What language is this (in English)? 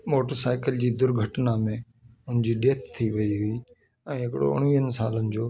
Sindhi